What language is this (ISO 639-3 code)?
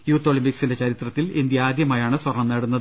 mal